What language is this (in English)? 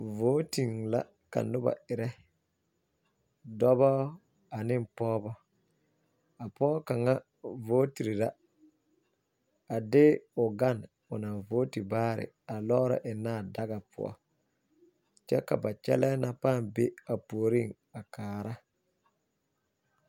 Southern Dagaare